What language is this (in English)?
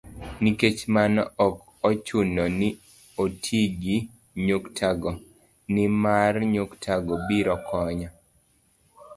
Luo (Kenya and Tanzania)